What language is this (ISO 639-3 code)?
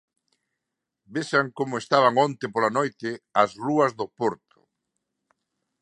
glg